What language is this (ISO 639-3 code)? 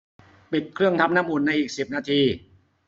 tha